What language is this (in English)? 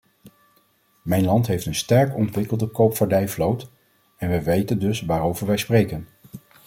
Dutch